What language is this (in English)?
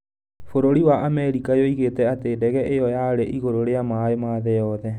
Kikuyu